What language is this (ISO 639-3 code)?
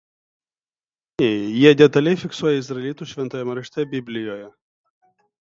lit